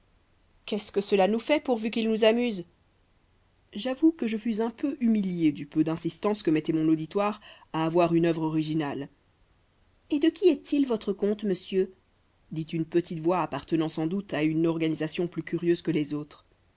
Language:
French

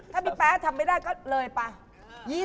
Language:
Thai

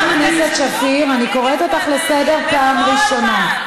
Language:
Hebrew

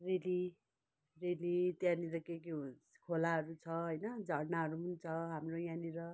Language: Nepali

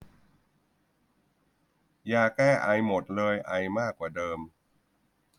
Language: Thai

